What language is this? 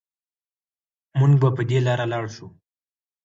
Pashto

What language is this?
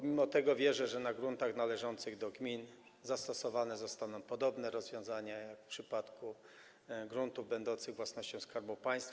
Polish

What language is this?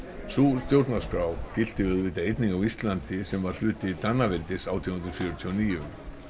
Icelandic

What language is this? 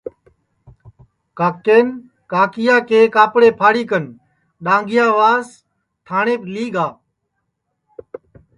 Sansi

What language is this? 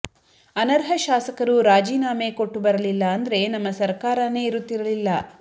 Kannada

